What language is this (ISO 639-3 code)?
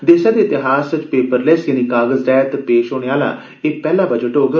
doi